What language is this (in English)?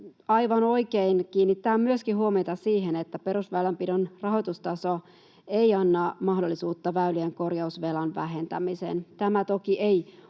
Finnish